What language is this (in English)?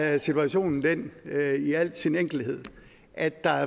Danish